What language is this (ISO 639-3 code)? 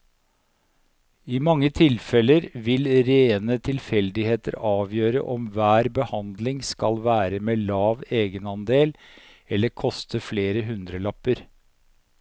nor